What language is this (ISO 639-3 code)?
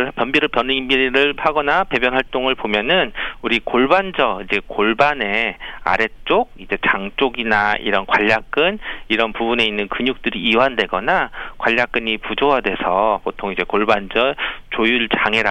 kor